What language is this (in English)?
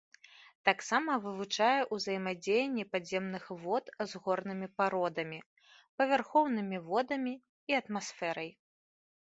Belarusian